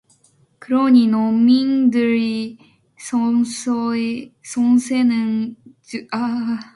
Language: Korean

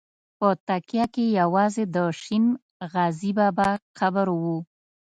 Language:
Pashto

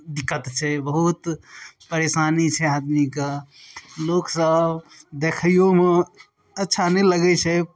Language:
Maithili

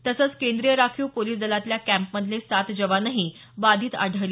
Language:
Marathi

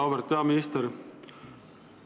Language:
Estonian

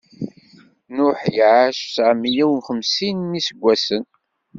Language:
Kabyle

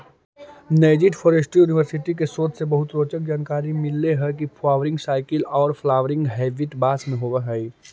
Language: Magahi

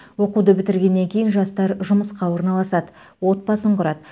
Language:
Kazakh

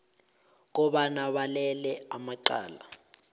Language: South Ndebele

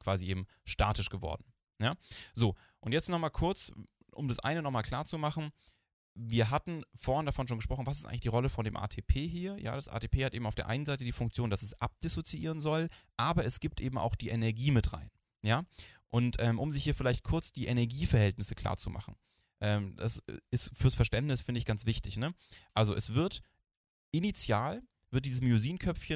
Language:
German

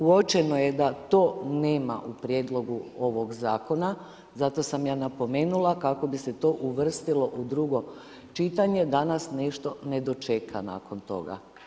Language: Croatian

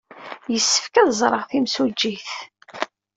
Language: Kabyle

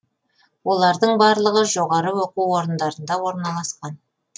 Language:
Kazakh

